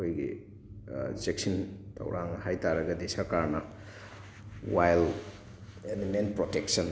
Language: Manipuri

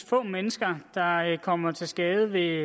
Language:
Danish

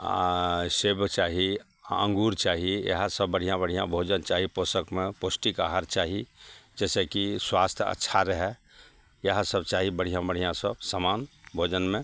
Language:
Maithili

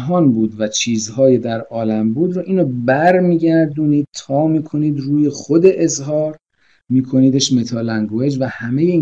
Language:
Persian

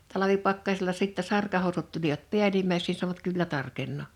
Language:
Finnish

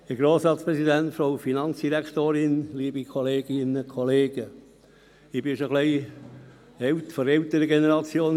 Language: Swiss German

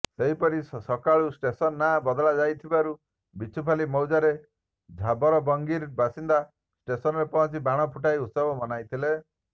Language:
Odia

